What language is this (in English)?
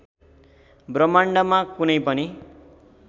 Nepali